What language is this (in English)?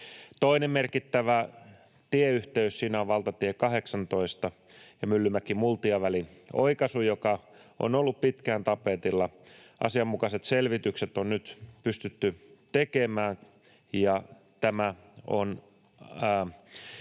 Finnish